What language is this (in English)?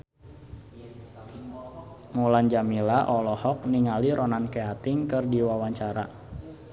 Sundanese